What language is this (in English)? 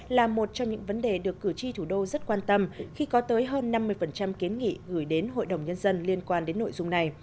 Vietnamese